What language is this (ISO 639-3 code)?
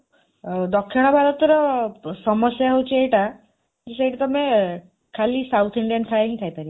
ori